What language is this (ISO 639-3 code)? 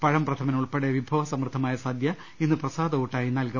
mal